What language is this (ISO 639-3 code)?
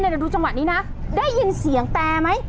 tha